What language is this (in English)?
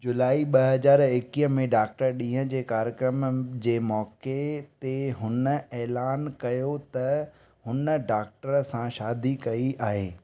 Sindhi